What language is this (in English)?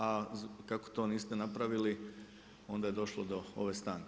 Croatian